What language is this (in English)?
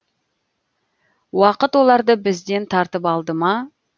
Kazakh